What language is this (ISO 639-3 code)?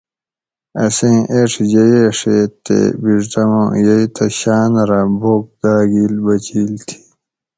gwc